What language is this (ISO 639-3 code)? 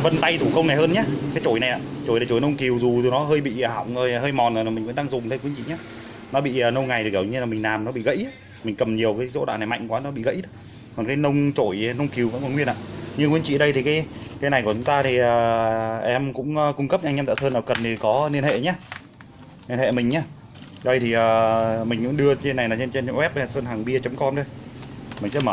vie